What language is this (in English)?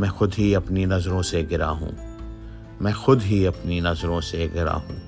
Urdu